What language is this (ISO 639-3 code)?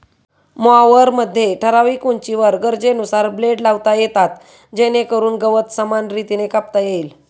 mar